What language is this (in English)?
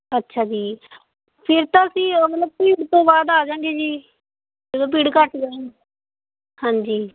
Punjabi